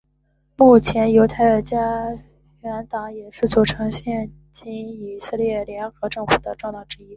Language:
Chinese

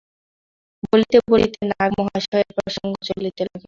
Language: Bangla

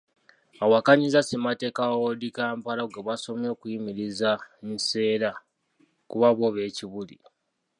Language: Ganda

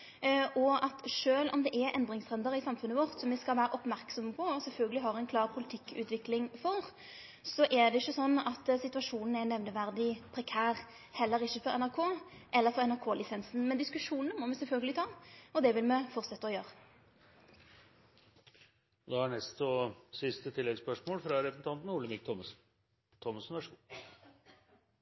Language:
Norwegian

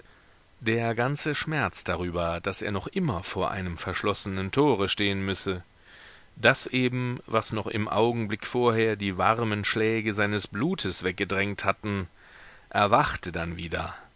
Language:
German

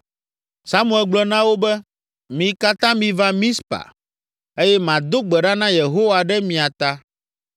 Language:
Ewe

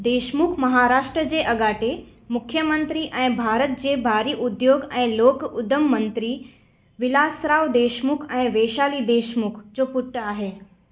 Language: Sindhi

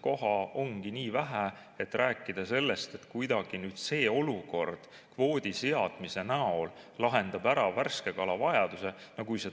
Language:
Estonian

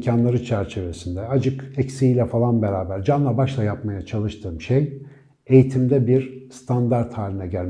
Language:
Turkish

